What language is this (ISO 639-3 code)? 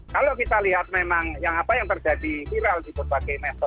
ind